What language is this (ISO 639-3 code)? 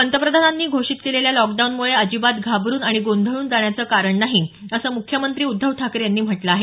mar